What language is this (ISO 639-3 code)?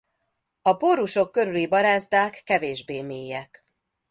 hun